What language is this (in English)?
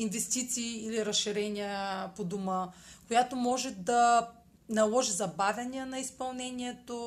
Bulgarian